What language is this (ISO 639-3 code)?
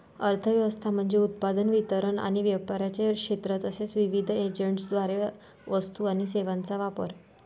mar